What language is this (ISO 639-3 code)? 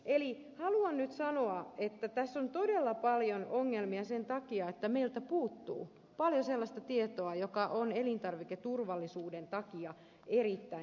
fin